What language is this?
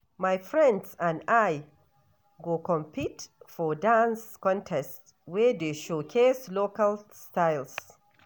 Nigerian Pidgin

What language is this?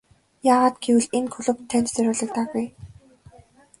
Mongolian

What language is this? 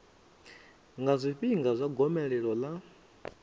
Venda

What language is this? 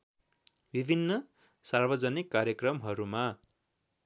Nepali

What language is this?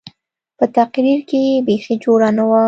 Pashto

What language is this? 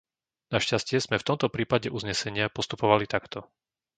Slovak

